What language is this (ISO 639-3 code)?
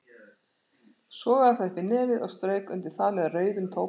isl